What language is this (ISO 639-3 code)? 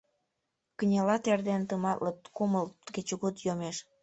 chm